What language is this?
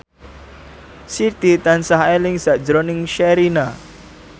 Javanese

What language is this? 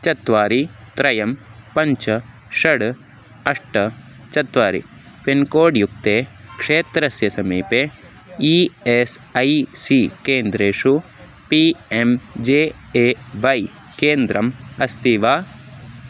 Sanskrit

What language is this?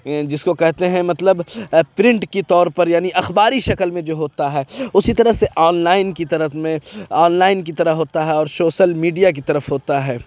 Urdu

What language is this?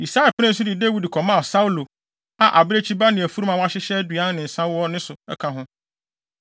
Akan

